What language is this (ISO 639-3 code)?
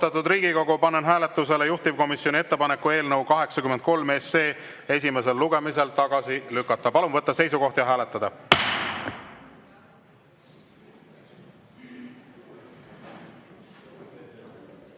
est